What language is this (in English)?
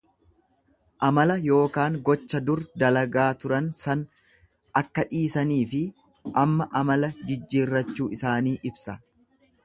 Oromo